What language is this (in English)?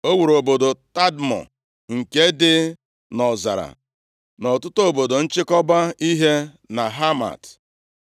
Igbo